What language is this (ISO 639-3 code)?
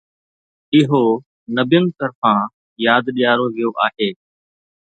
snd